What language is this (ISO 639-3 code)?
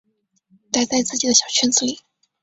zho